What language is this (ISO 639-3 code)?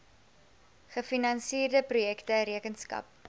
afr